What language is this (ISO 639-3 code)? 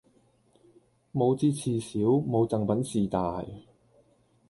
yue